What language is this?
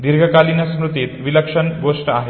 Marathi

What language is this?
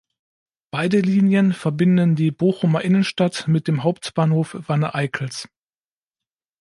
German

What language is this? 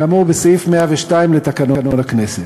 Hebrew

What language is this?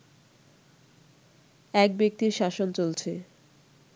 Bangla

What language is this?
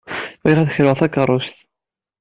Kabyle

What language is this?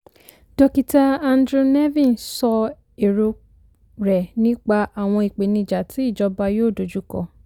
Yoruba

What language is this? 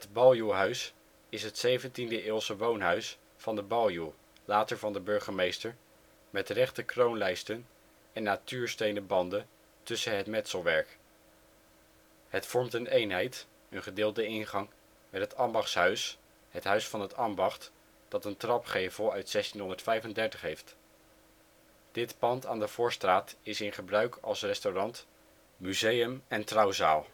Dutch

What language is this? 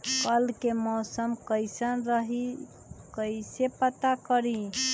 Magahi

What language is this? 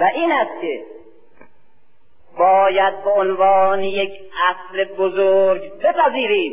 Persian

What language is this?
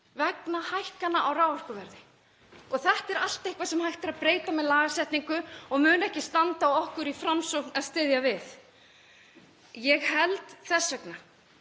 Icelandic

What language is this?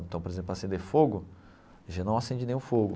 Portuguese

